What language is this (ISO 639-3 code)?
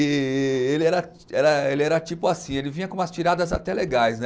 por